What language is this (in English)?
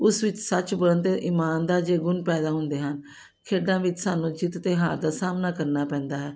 Punjabi